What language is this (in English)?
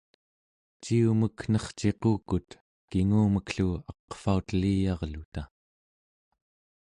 Central Yupik